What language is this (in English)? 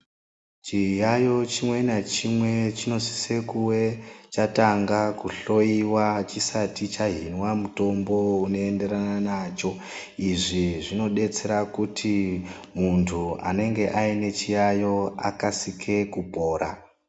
Ndau